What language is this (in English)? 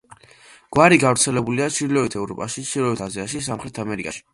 Georgian